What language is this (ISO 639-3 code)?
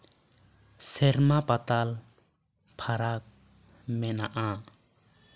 sat